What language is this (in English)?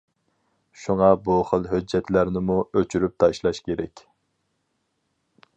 Uyghur